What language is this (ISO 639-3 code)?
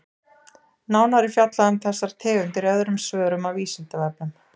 isl